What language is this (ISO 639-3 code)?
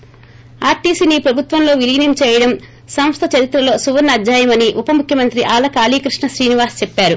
tel